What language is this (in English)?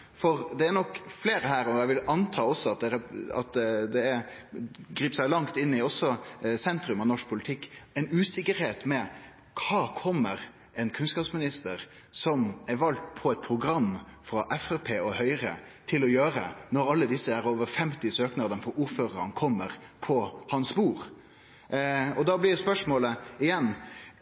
Norwegian Nynorsk